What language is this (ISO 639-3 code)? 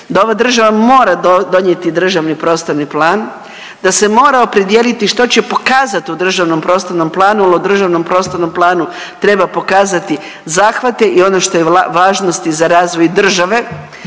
hrv